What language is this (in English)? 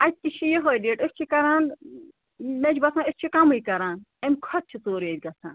Kashmiri